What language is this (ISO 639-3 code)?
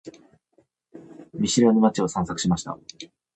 jpn